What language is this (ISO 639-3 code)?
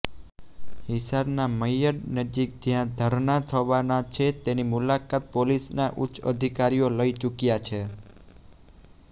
guj